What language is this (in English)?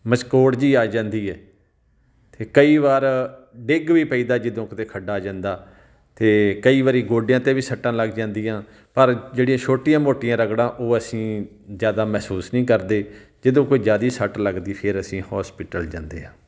Punjabi